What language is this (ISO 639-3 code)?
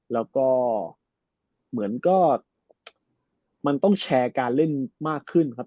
tha